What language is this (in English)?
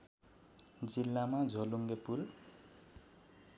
Nepali